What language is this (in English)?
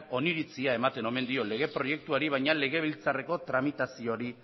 Basque